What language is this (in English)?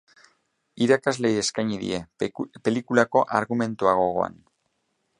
Basque